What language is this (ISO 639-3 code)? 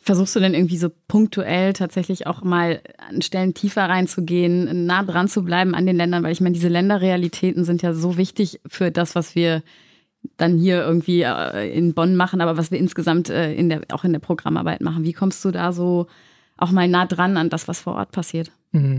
deu